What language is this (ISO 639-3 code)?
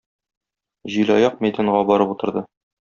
tat